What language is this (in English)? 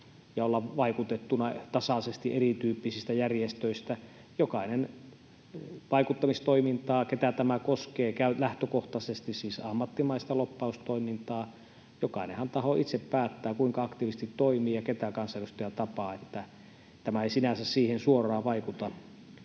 Finnish